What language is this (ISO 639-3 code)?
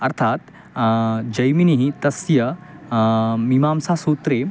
san